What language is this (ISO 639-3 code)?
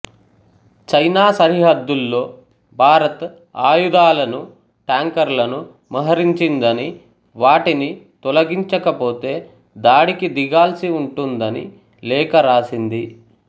tel